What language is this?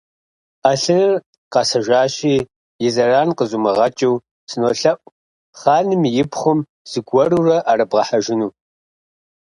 Kabardian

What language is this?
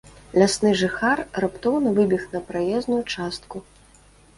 Belarusian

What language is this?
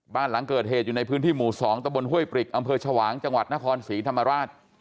Thai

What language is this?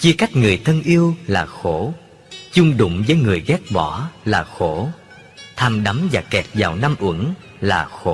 Vietnamese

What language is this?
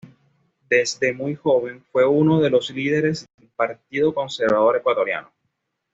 Spanish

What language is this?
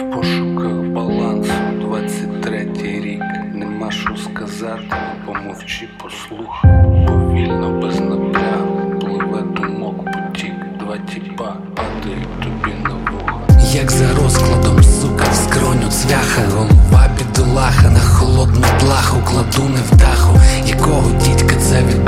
Ukrainian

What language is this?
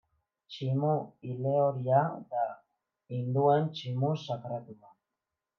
Basque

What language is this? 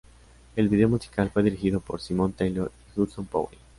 Spanish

